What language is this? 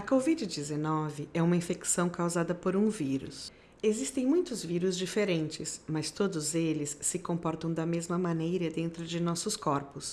Portuguese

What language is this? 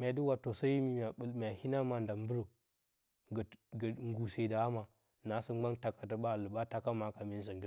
Bacama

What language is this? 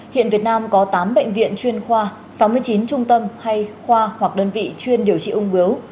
Vietnamese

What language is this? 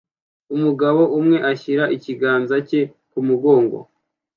Kinyarwanda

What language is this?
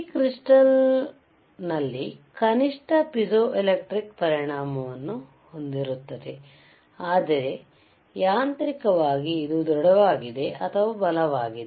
Kannada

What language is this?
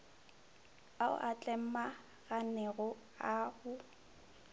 Northern Sotho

